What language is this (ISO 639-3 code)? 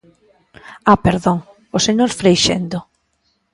glg